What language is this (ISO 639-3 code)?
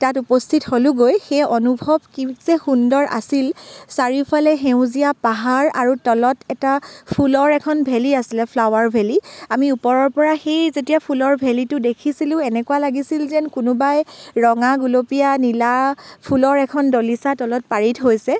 asm